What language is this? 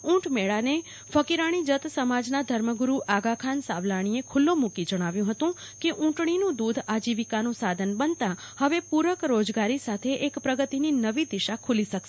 Gujarati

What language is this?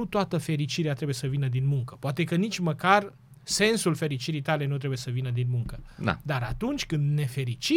Romanian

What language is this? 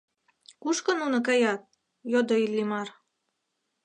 Mari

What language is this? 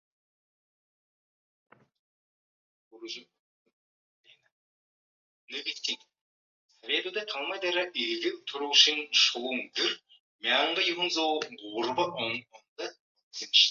Mongolian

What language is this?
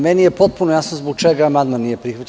Serbian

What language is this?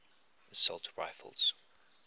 English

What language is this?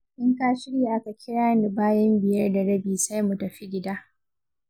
Hausa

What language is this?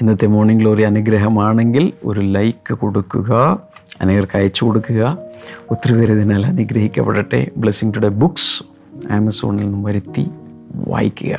Malayalam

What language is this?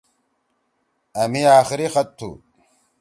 Torwali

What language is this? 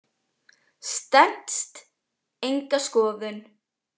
Icelandic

